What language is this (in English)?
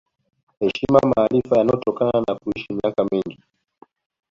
Swahili